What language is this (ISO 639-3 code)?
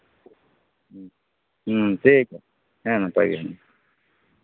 sat